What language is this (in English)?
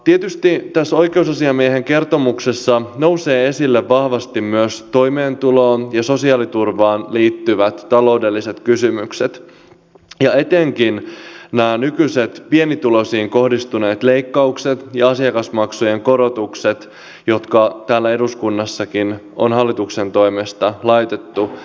Finnish